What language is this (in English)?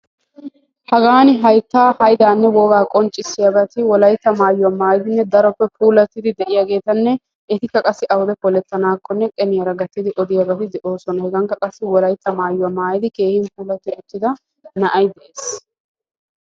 Wolaytta